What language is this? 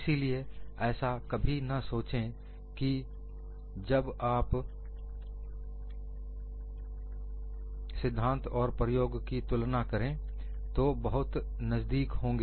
Hindi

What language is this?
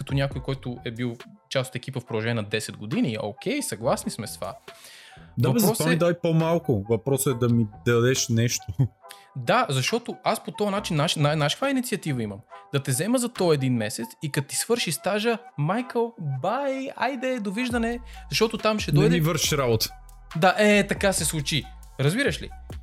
Bulgarian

